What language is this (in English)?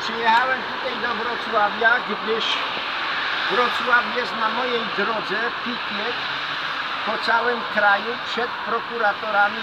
Polish